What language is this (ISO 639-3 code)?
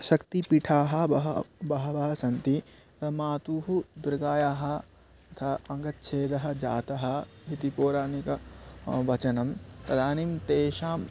san